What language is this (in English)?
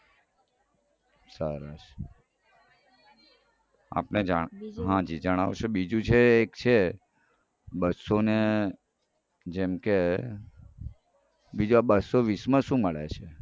Gujarati